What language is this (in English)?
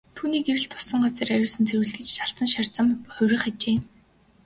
Mongolian